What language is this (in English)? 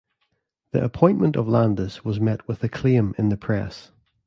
English